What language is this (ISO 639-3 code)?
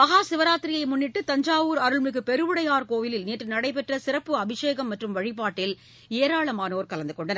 tam